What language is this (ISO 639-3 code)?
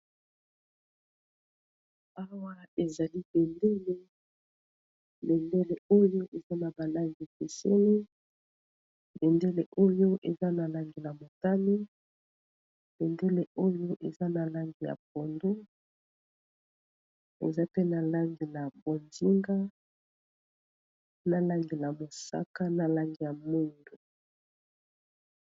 lin